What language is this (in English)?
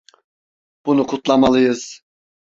Turkish